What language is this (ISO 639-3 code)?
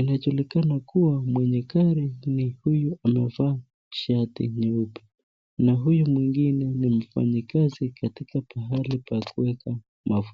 swa